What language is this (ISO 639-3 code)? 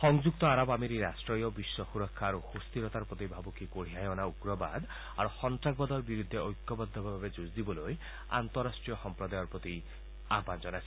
asm